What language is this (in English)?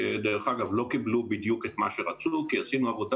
Hebrew